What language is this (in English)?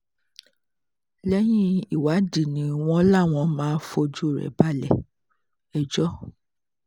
Yoruba